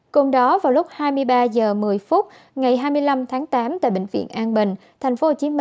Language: Vietnamese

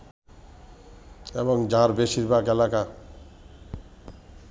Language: Bangla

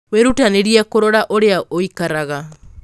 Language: Kikuyu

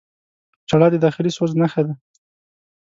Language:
Pashto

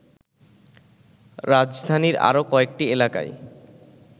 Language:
Bangla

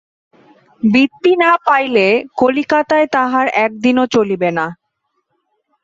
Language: Bangla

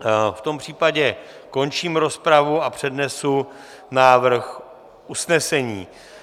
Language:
Czech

